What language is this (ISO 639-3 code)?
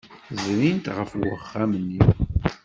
kab